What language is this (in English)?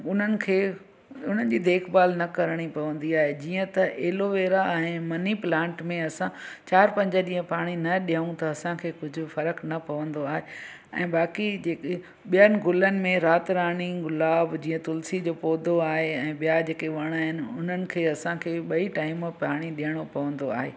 Sindhi